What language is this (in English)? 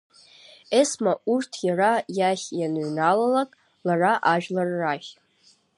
Abkhazian